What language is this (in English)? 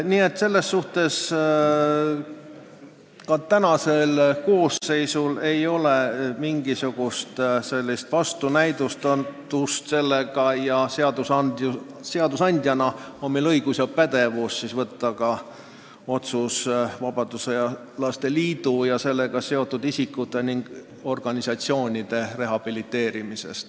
Estonian